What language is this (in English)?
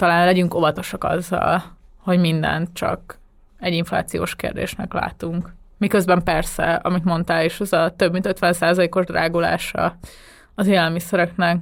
Hungarian